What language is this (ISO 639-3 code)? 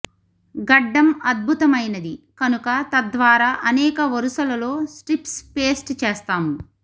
tel